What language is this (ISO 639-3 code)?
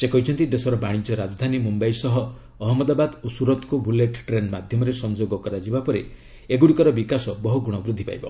ori